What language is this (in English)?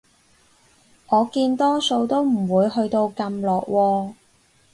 Cantonese